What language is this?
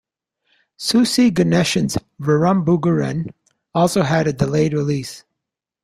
English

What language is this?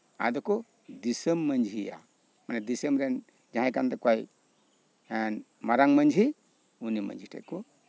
Santali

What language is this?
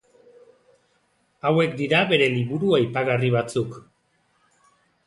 Basque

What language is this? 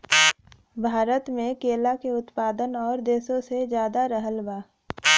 Bhojpuri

